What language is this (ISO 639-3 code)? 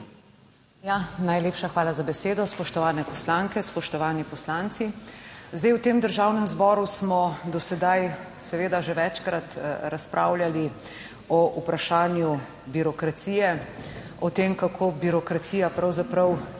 slv